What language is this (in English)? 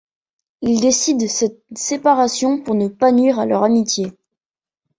French